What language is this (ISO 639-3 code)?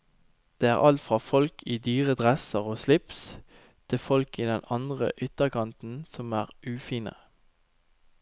nor